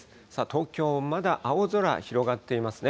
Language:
Japanese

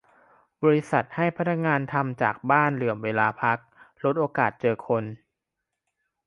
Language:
Thai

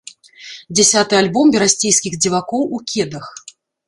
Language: Belarusian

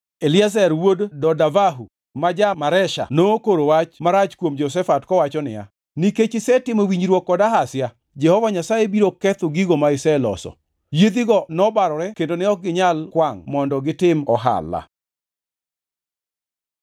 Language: Luo (Kenya and Tanzania)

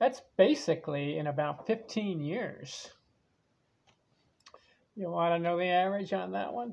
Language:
English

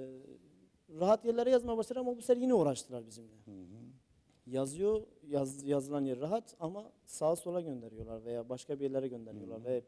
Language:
Turkish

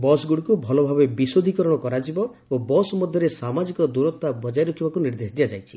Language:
Odia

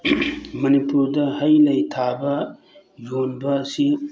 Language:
Manipuri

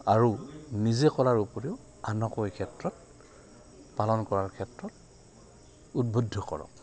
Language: Assamese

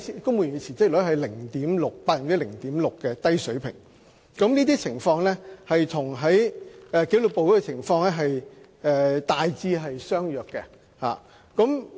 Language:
Cantonese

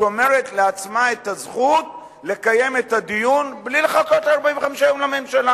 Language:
Hebrew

